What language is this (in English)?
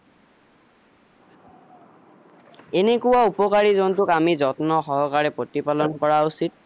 Assamese